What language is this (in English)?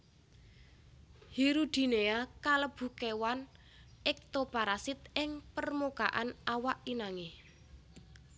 Javanese